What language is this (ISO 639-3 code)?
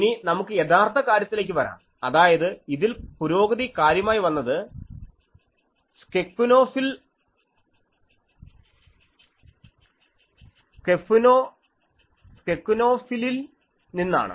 mal